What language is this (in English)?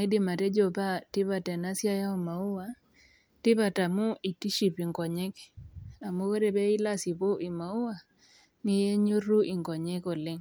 Masai